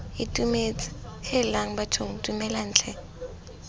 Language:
Tswana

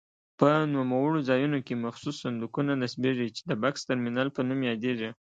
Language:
Pashto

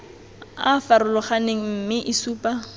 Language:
Tswana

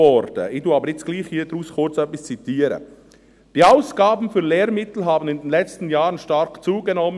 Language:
Swiss German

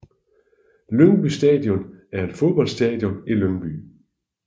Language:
Danish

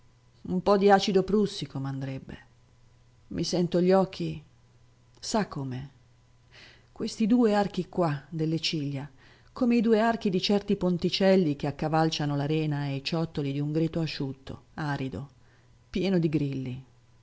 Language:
Italian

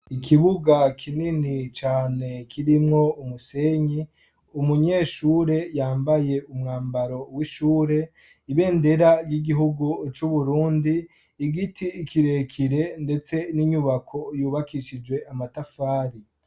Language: Rundi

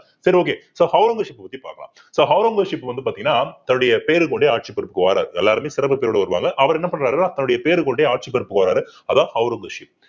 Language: Tamil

